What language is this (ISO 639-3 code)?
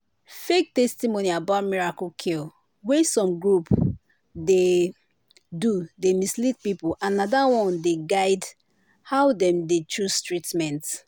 pcm